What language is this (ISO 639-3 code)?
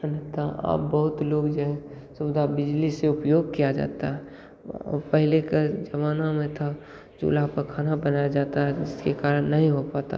hin